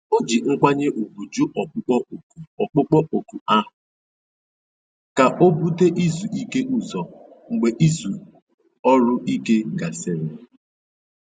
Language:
Igbo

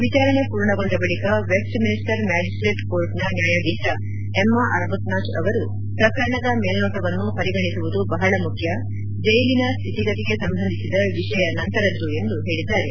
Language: Kannada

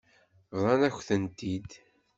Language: Kabyle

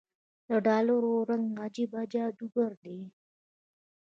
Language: Pashto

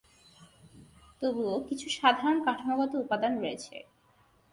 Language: Bangla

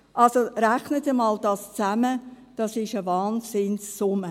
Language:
Swiss German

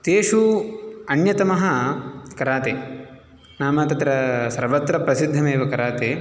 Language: Sanskrit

